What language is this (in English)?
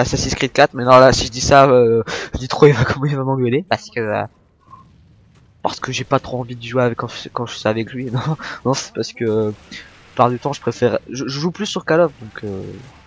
French